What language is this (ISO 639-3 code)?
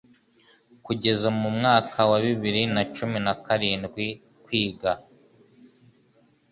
kin